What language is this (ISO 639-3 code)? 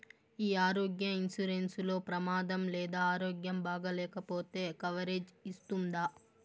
tel